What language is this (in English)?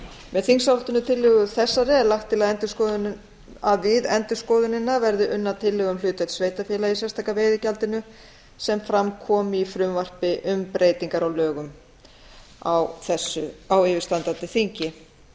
Icelandic